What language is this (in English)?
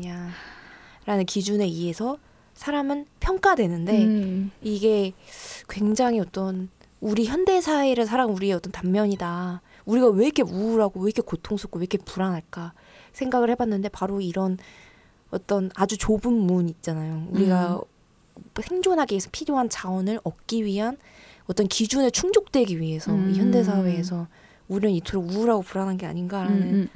Korean